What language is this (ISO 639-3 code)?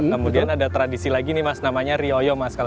ind